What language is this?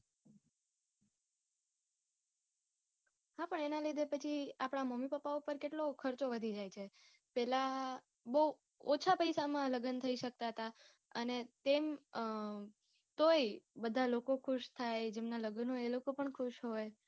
Gujarati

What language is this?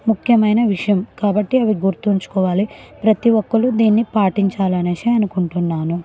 Telugu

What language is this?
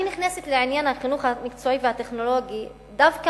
Hebrew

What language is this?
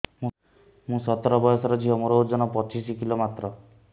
Odia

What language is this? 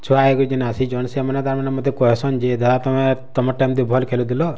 Odia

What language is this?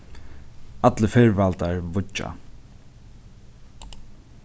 Faroese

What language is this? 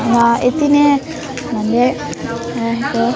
Nepali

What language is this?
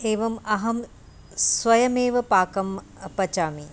Sanskrit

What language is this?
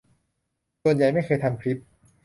Thai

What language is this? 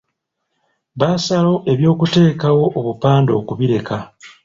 Ganda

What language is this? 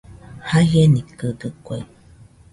Nüpode Huitoto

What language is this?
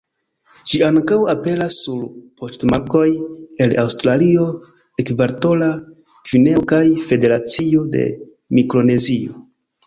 Esperanto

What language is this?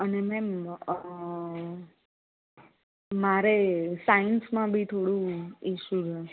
Gujarati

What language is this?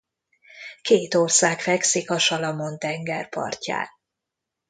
Hungarian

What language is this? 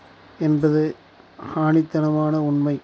Tamil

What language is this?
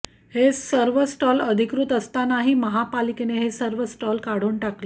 Marathi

